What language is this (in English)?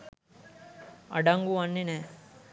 Sinhala